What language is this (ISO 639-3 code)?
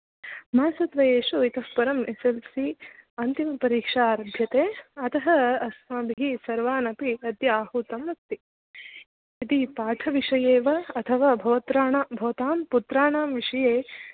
san